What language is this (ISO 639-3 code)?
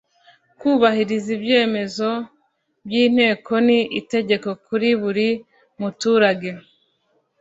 kin